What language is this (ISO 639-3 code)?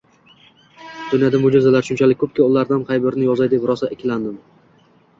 uzb